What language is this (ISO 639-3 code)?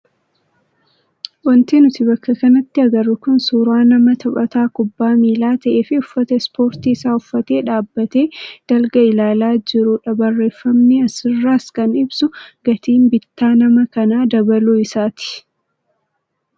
orm